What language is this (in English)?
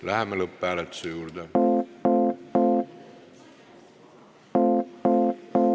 Estonian